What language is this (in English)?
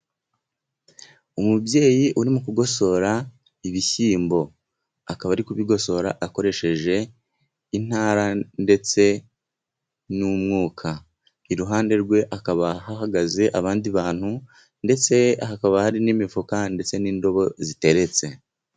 Kinyarwanda